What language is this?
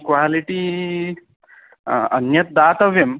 Sanskrit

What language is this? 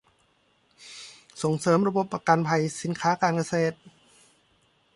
Thai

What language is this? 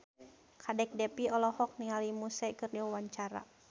Sundanese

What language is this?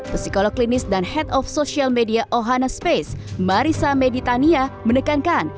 Indonesian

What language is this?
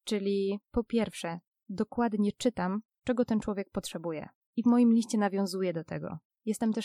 Polish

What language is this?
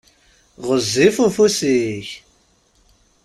Kabyle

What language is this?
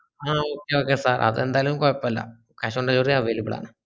Malayalam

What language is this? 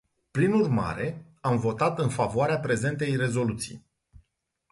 Romanian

